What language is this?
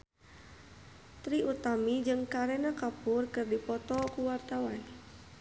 Sundanese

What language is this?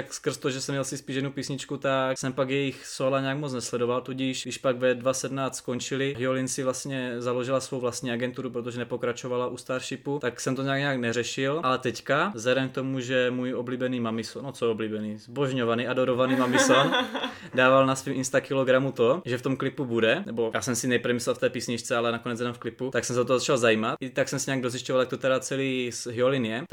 Czech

